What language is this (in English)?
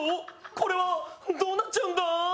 Japanese